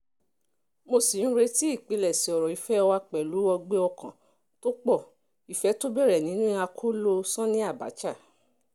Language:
Yoruba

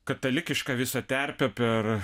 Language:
Lithuanian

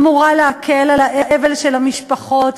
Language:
Hebrew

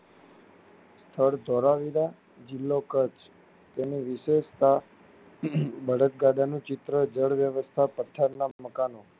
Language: Gujarati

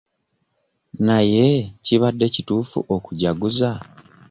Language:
Ganda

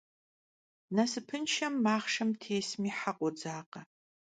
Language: Kabardian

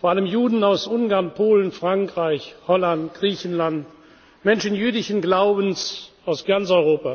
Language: German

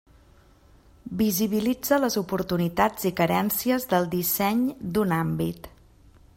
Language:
Catalan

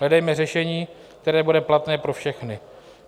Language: Czech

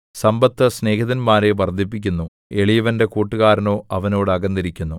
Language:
Malayalam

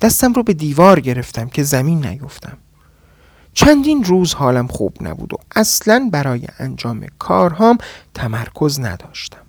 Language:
Persian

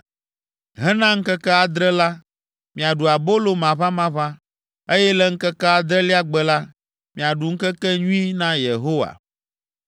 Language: Ewe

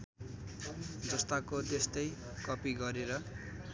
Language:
Nepali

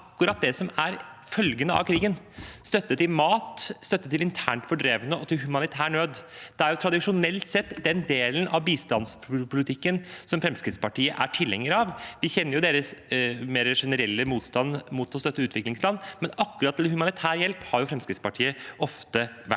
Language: Norwegian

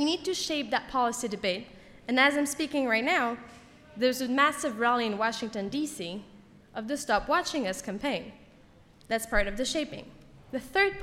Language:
English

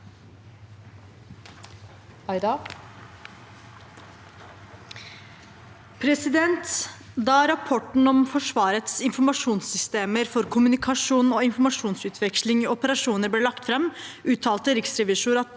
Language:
Norwegian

